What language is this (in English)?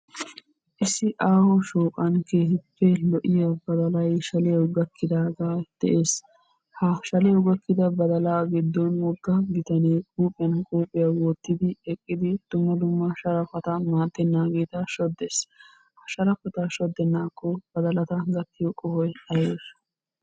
Wolaytta